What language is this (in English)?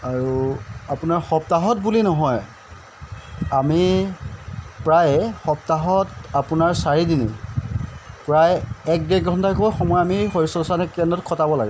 Assamese